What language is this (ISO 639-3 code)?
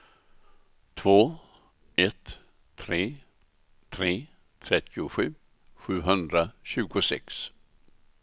swe